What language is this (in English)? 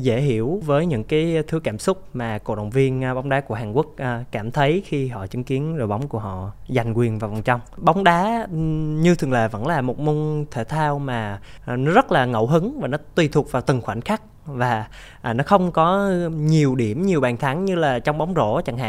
Vietnamese